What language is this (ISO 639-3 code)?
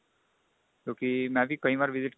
pan